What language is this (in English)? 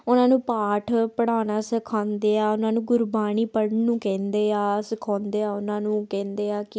Punjabi